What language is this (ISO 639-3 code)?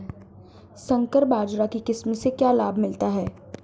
hin